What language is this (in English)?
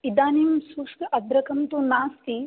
Sanskrit